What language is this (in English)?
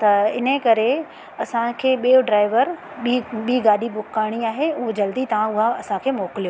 Sindhi